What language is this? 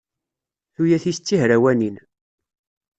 Kabyle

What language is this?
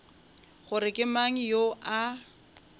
Northern Sotho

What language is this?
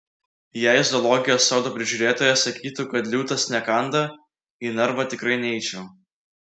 Lithuanian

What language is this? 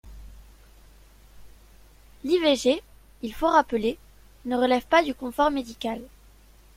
French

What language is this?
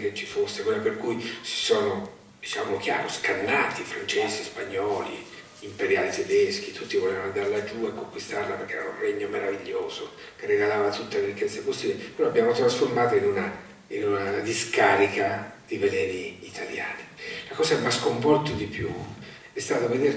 Italian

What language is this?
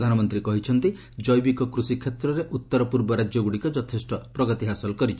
Odia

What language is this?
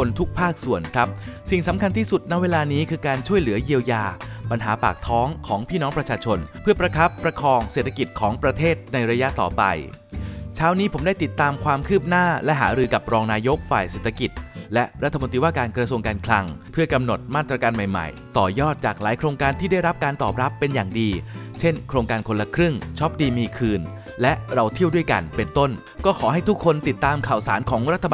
Thai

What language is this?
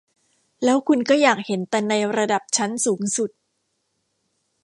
Thai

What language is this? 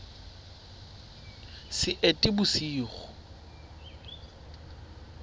Southern Sotho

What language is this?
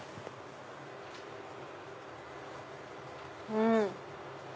Japanese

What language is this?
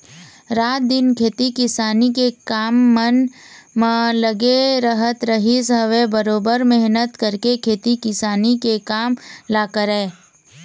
Chhattisgarhi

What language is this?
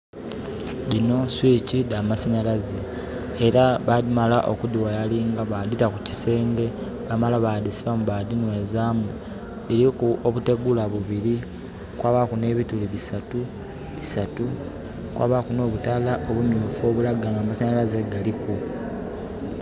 Soga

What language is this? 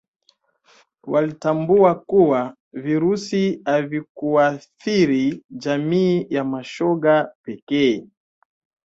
Swahili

